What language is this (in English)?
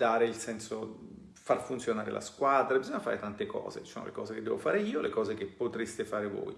Italian